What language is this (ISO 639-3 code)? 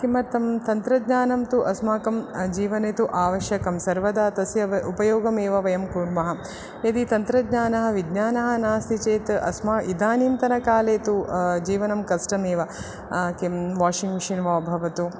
san